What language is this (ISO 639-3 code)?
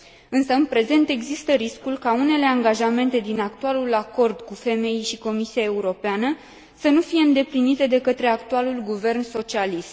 ron